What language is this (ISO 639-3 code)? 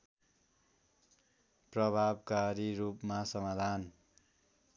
nep